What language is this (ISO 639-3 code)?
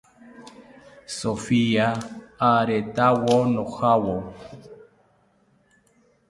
cpy